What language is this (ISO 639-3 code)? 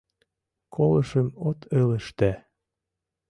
chm